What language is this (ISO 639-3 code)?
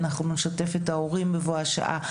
heb